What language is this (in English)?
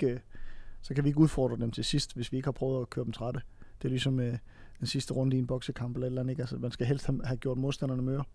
Danish